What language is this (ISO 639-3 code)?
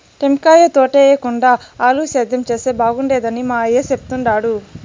tel